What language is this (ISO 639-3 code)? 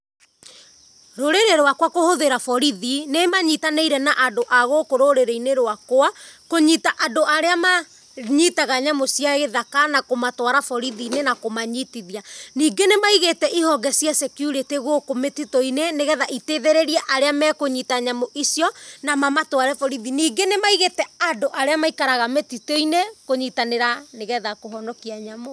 kik